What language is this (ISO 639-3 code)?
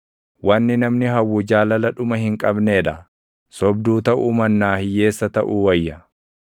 orm